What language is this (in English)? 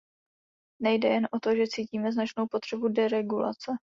Czech